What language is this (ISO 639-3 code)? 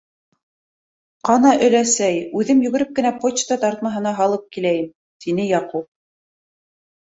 bak